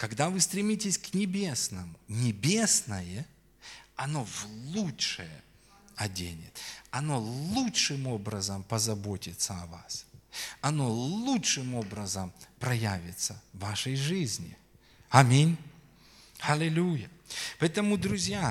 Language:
Russian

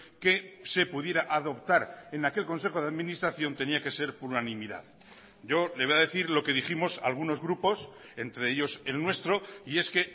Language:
Spanish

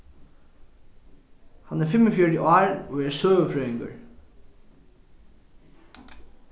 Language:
Faroese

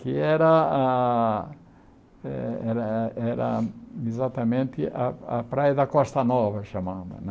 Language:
Portuguese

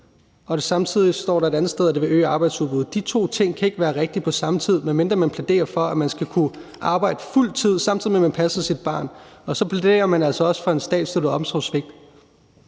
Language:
Danish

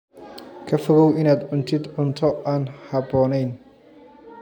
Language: Somali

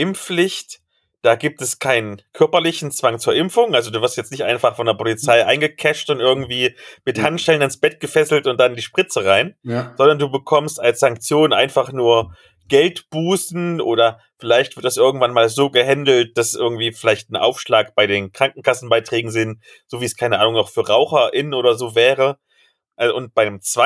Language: German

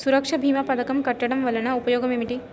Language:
Telugu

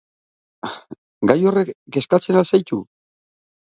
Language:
Basque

